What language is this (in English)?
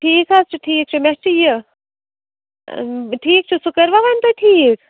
Kashmiri